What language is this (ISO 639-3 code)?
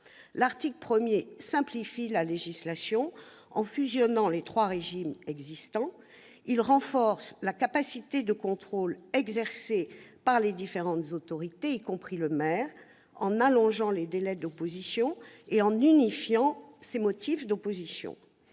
fra